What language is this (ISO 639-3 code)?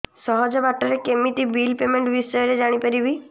ori